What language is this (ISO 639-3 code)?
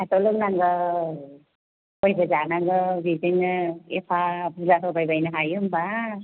brx